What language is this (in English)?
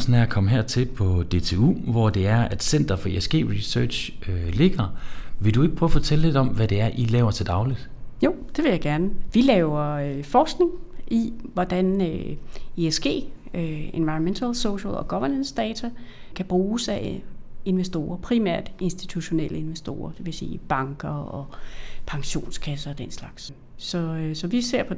Danish